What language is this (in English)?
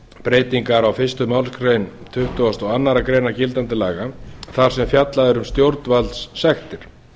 Icelandic